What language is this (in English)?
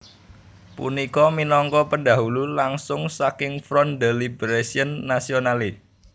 Javanese